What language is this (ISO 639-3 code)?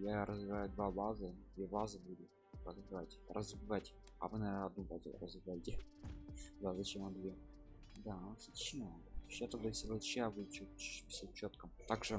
rus